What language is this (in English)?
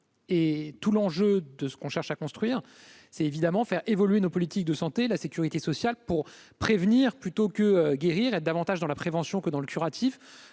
French